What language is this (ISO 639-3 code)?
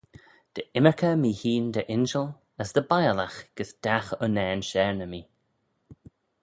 glv